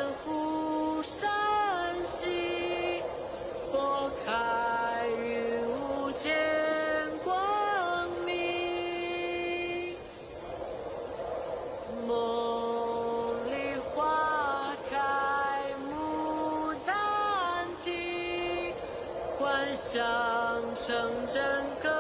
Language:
Chinese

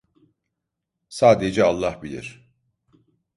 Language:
Turkish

